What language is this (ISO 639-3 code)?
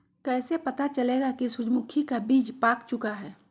mag